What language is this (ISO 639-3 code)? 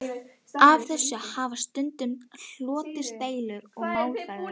isl